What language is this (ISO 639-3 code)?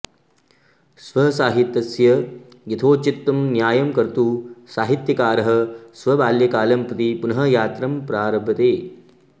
san